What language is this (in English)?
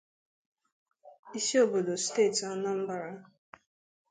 Igbo